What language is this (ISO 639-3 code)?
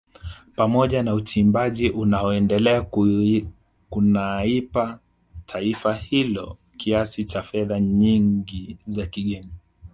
swa